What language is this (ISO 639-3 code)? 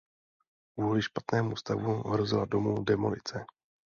ces